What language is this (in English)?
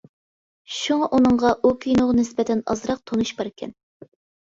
Uyghur